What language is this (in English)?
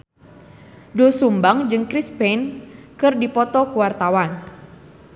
Sundanese